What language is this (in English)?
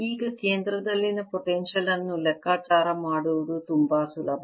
Kannada